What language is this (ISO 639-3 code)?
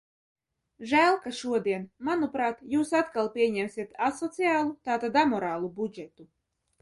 lav